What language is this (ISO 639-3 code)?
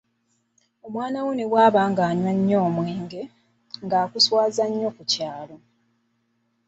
lug